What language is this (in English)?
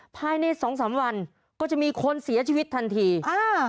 Thai